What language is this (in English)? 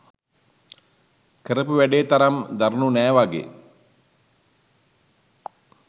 Sinhala